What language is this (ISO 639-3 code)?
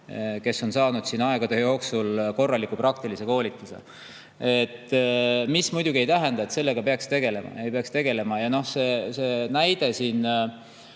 est